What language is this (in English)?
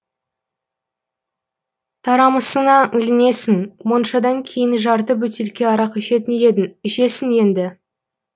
Kazakh